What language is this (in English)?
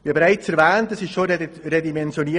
Swiss German